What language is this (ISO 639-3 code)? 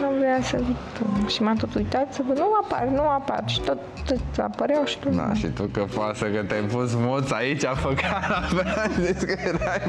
ron